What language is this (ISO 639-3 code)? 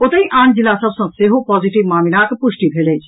mai